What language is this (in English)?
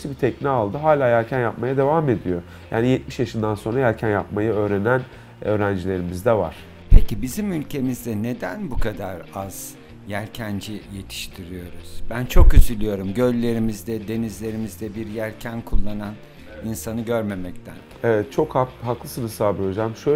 Turkish